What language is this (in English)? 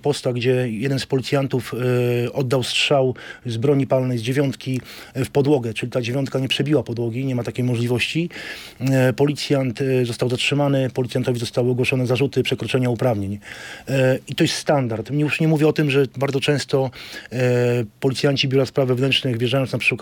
Polish